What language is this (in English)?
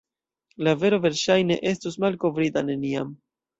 Esperanto